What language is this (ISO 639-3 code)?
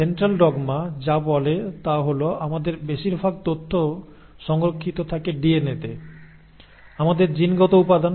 ben